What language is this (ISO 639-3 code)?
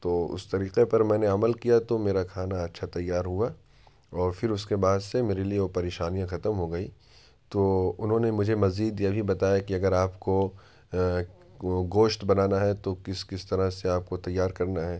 urd